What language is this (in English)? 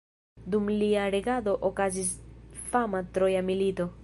Esperanto